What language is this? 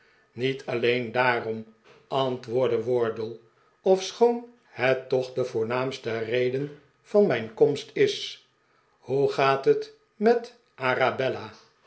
Dutch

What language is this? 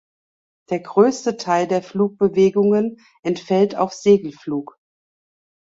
German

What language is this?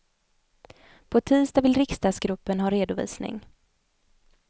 Swedish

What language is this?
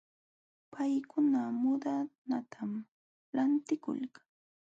Jauja Wanca Quechua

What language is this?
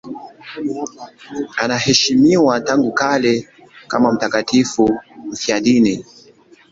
Swahili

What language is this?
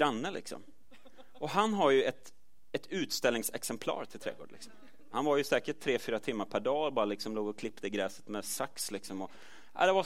Swedish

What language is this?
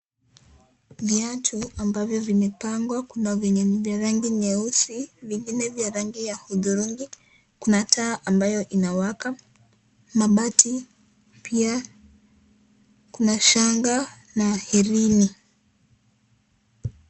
Swahili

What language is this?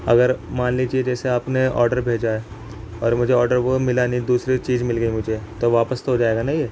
Urdu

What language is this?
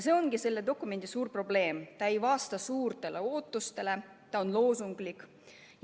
Estonian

